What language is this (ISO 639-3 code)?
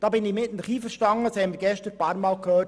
gsw